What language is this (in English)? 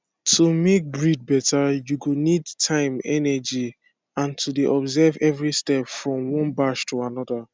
Nigerian Pidgin